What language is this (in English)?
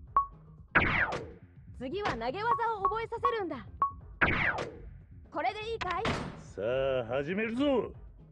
Japanese